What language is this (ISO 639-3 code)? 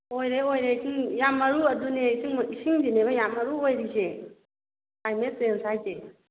mni